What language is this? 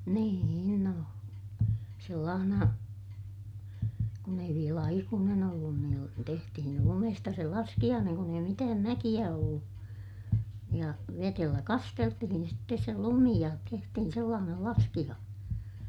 Finnish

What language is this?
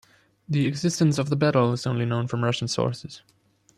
English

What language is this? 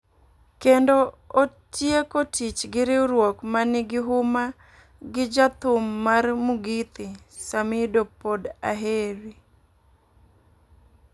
Luo (Kenya and Tanzania)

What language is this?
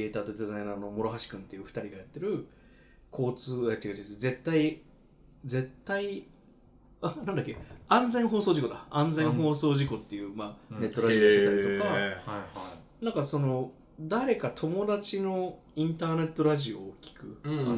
Japanese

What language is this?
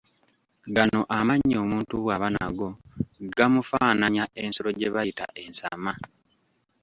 Ganda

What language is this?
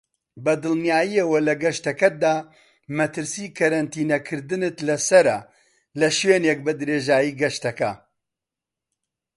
Central Kurdish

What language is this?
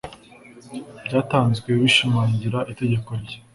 Kinyarwanda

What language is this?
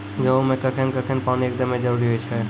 Maithili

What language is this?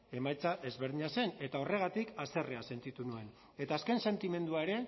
Basque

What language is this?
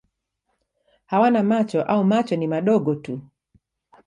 Swahili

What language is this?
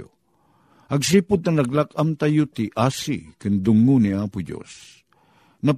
Filipino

